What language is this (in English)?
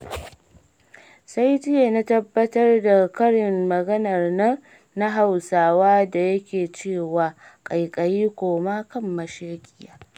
Hausa